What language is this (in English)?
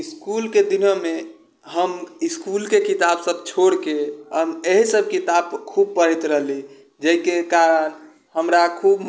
Maithili